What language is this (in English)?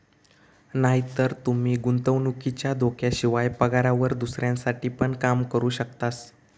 Marathi